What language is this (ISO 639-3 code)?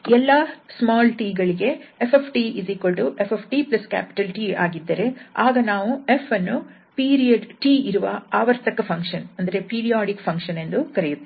kan